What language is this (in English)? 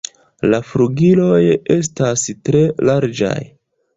Esperanto